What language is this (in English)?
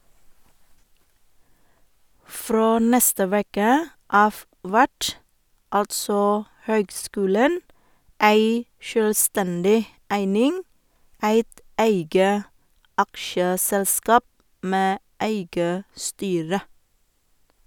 Norwegian